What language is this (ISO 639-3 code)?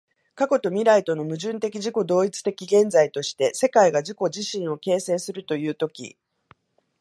jpn